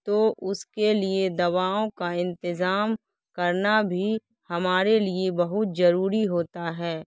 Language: Urdu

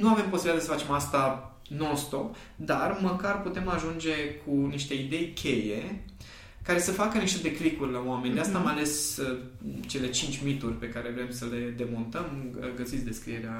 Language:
Romanian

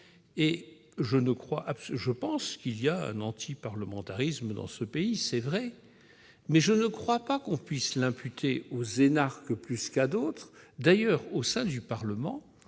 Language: French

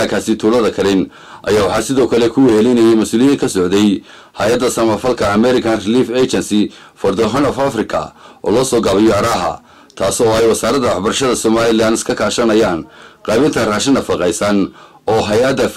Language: Arabic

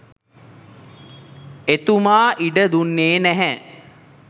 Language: Sinhala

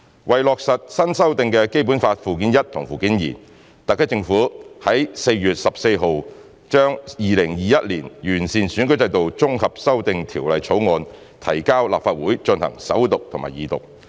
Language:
Cantonese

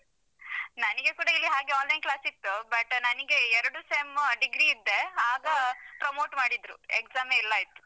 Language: Kannada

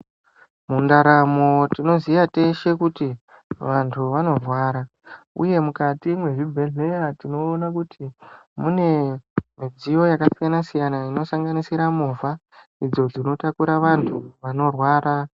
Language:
Ndau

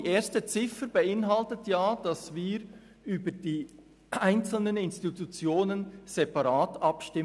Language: Swiss German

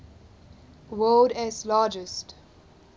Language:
English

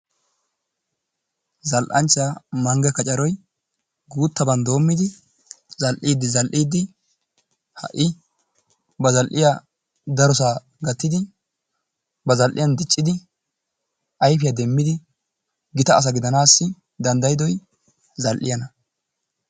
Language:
Wolaytta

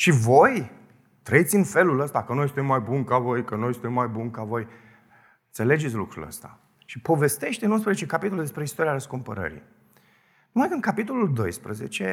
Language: Romanian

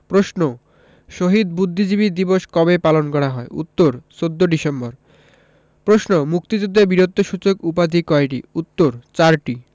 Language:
Bangla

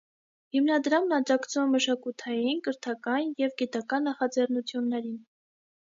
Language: Armenian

